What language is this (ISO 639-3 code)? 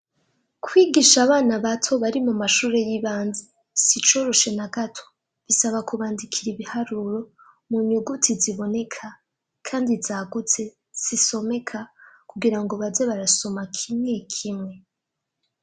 run